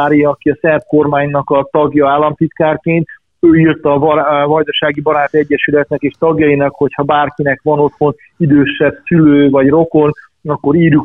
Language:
Hungarian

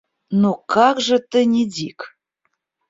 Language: Russian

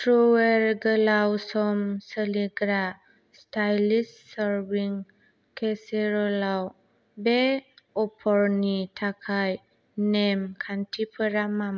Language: Bodo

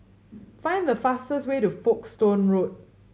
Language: English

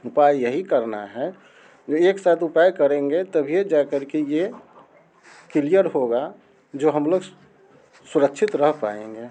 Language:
Hindi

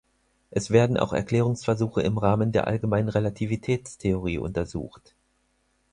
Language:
German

